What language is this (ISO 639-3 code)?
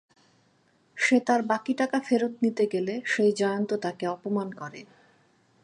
ben